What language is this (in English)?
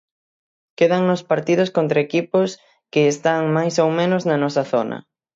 Galician